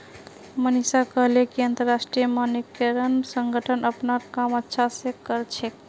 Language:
Magahi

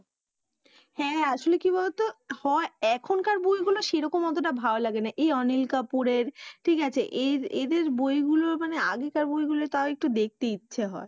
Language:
Bangla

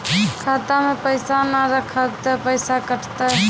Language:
Maithili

